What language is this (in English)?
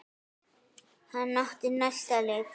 Icelandic